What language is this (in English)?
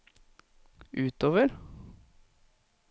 Norwegian